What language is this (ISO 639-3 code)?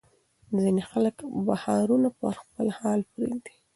pus